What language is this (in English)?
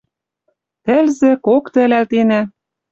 Western Mari